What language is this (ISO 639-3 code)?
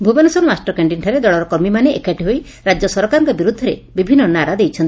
ori